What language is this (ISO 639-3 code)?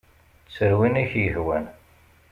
kab